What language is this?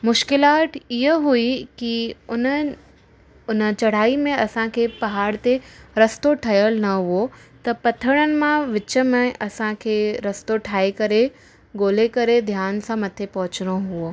Sindhi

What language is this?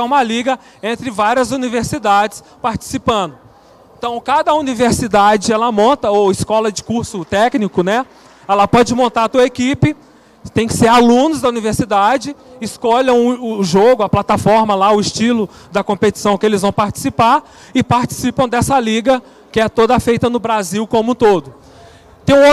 Portuguese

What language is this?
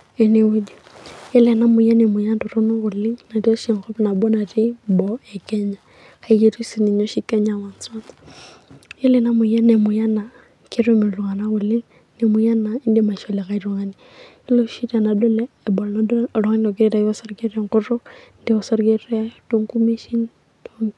Masai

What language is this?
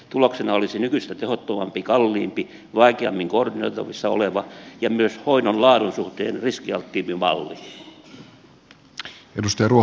Finnish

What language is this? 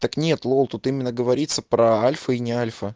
Russian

